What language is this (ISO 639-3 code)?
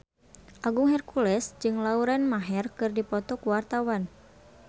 sun